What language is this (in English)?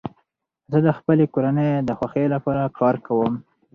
Pashto